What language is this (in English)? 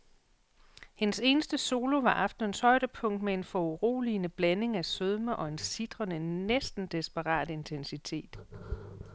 Danish